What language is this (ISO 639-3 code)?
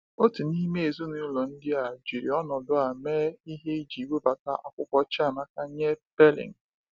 ibo